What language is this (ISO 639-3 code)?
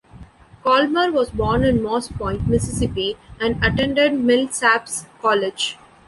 eng